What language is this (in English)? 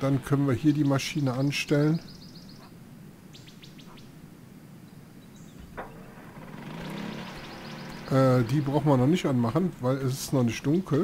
German